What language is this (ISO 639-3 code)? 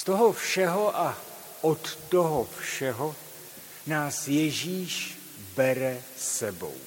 ces